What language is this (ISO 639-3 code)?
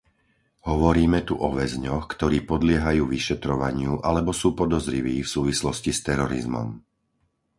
slk